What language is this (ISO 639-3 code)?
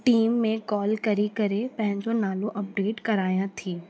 snd